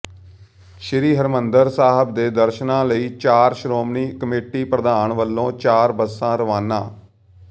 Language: Punjabi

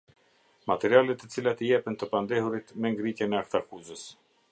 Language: Albanian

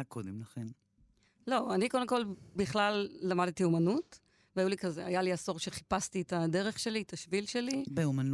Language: Hebrew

